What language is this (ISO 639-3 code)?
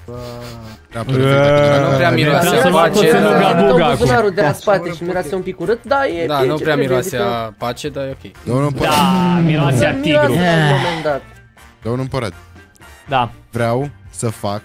ron